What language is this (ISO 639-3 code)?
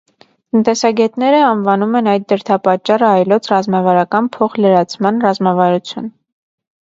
hye